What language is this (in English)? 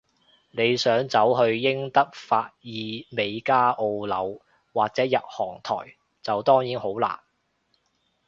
Cantonese